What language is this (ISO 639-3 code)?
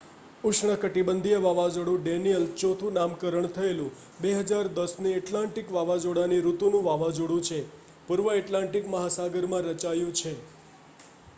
guj